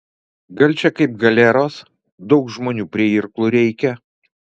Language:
Lithuanian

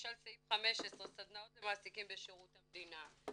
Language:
Hebrew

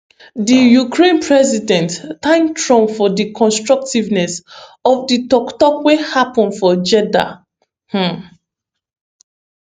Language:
Nigerian Pidgin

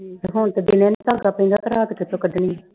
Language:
Punjabi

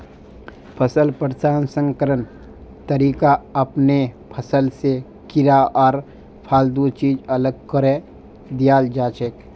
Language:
Magahi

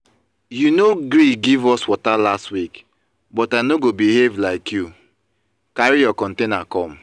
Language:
Nigerian Pidgin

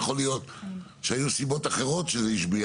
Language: Hebrew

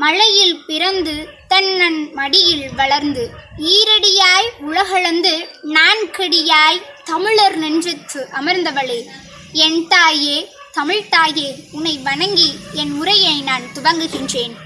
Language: Tamil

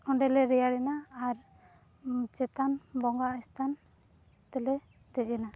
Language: Santali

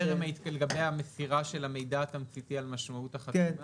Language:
Hebrew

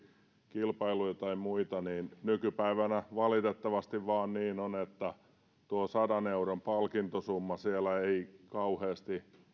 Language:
Finnish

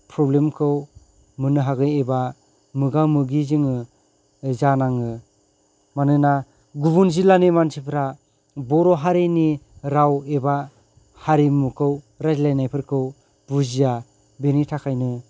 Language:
Bodo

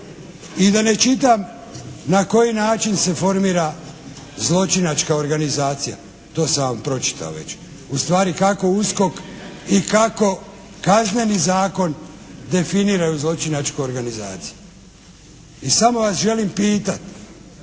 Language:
Croatian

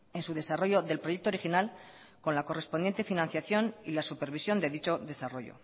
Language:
Spanish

